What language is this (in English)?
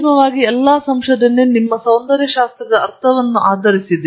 Kannada